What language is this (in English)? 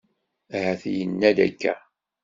Kabyle